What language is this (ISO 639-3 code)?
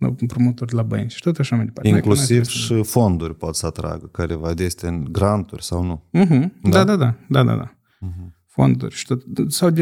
ron